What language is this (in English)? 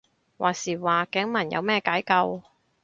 Cantonese